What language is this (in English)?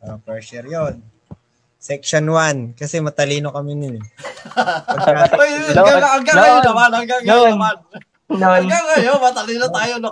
Filipino